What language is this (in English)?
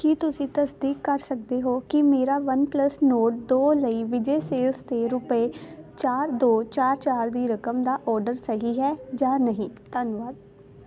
Punjabi